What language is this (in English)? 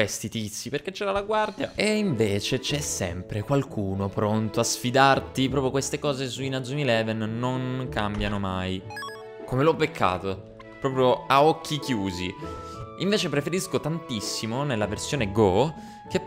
Italian